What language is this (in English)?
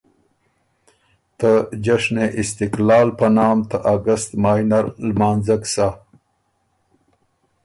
Ormuri